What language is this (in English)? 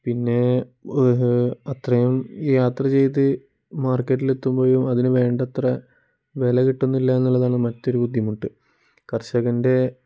Malayalam